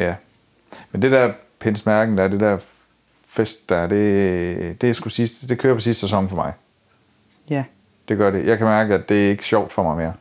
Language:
Danish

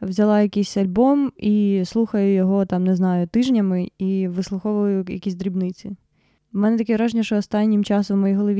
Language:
Ukrainian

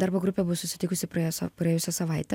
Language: Lithuanian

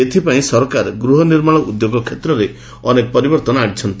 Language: Odia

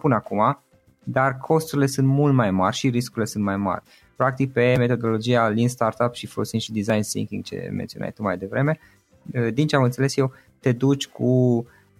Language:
Romanian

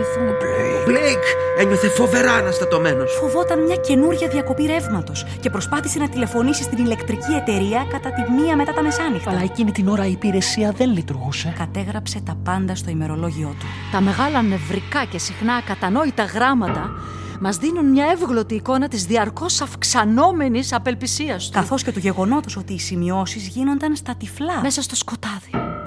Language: Greek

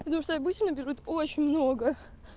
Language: Russian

